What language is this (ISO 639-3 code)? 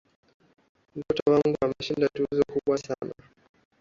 swa